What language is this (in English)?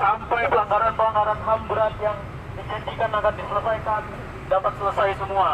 Indonesian